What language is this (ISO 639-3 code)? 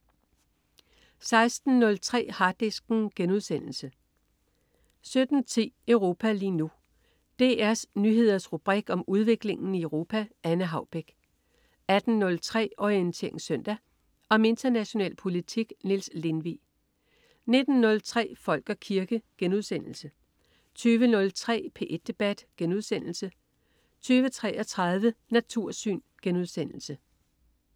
dan